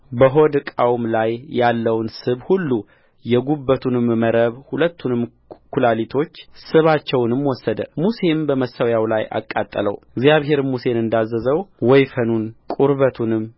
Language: Amharic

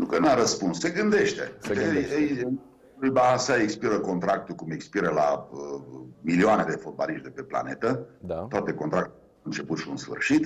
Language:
Romanian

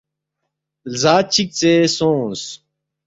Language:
Balti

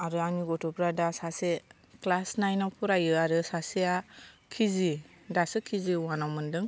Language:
Bodo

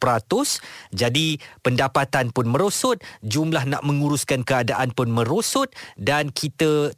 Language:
Malay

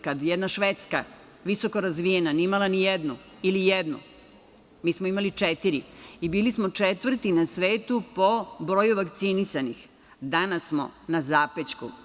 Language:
Serbian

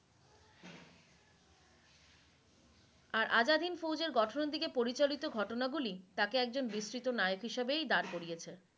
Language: Bangla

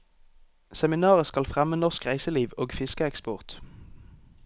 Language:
Norwegian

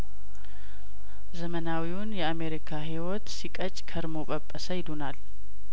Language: Amharic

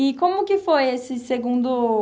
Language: Portuguese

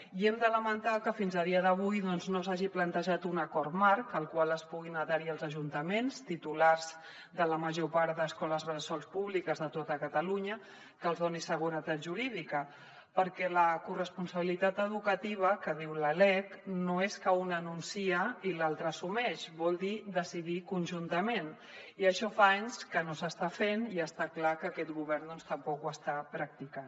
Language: Catalan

